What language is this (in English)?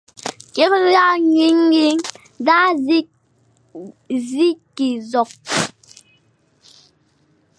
Fang